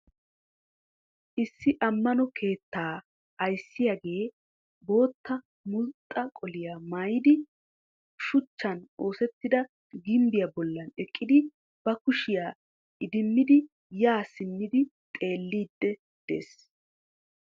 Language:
Wolaytta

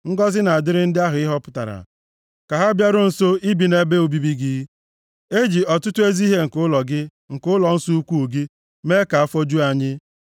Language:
Igbo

